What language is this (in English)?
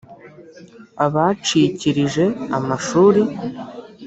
Kinyarwanda